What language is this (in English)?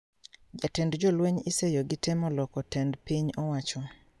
Luo (Kenya and Tanzania)